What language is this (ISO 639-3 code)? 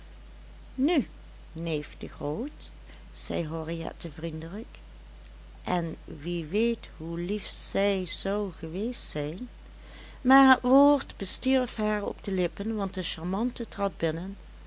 nld